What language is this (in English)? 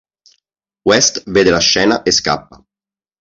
Italian